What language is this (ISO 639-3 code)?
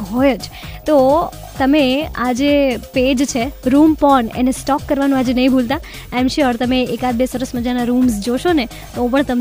hin